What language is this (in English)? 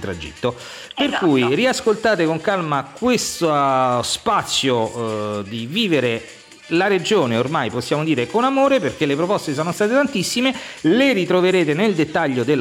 Italian